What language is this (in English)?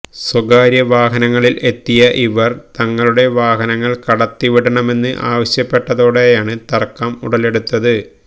Malayalam